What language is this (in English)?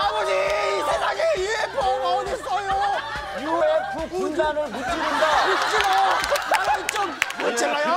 Korean